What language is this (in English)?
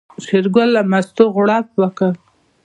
Pashto